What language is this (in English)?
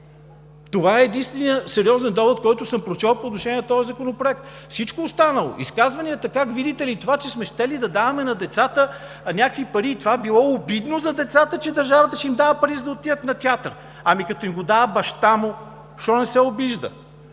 Bulgarian